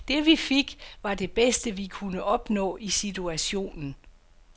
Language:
Danish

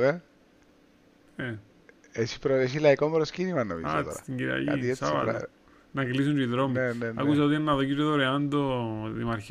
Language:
Greek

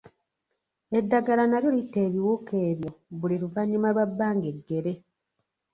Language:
Ganda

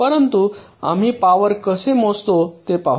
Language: Marathi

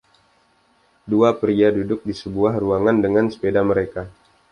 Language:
Indonesian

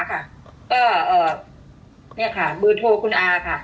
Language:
Thai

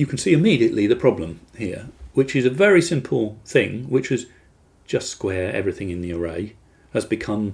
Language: English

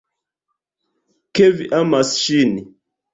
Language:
Esperanto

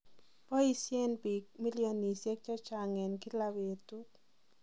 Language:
Kalenjin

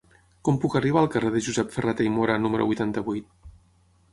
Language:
Catalan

